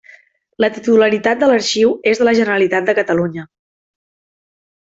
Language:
Catalan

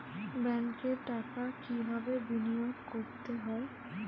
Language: Bangla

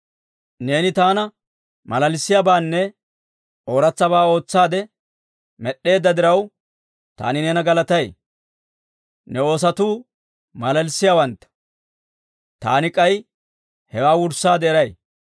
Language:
Dawro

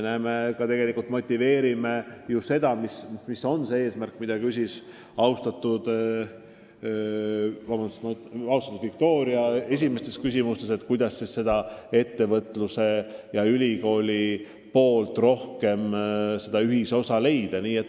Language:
Estonian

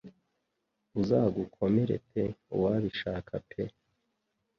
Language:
Kinyarwanda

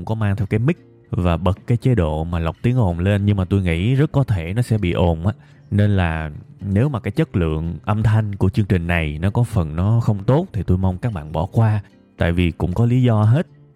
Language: Vietnamese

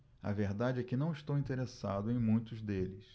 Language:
Portuguese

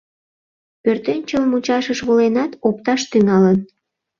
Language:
Mari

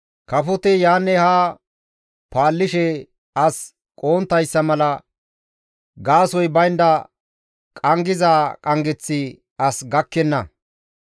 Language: Gamo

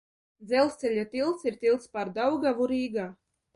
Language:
Latvian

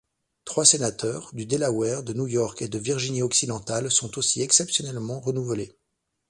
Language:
French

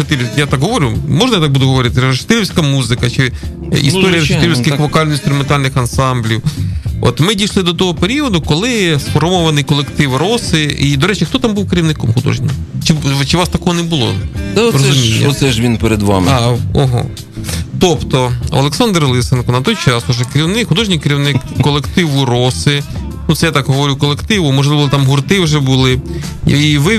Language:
Ukrainian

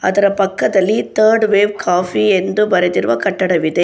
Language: Kannada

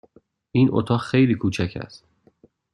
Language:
Persian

